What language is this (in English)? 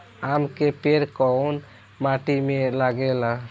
Bhojpuri